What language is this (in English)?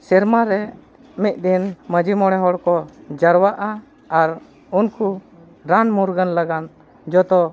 Santali